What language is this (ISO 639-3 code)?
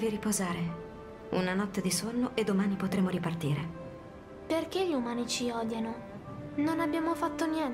ita